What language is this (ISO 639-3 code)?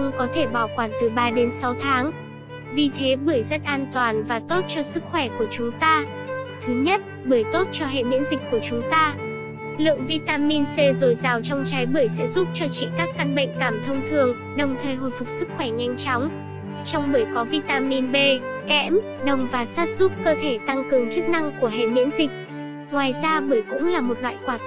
vie